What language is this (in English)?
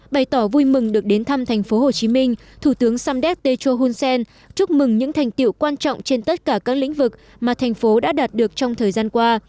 Vietnamese